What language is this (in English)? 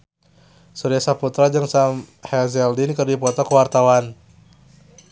Sundanese